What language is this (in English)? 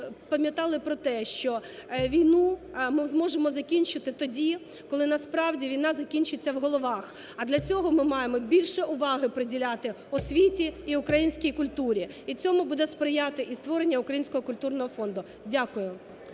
Ukrainian